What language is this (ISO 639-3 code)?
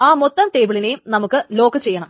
mal